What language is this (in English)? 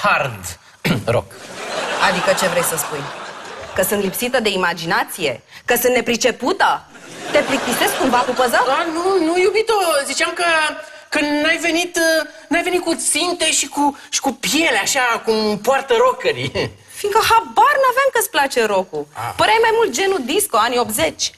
Romanian